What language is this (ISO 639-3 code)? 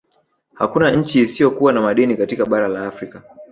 swa